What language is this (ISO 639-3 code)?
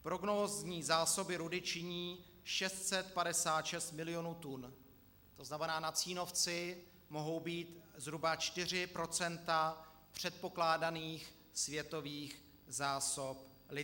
ces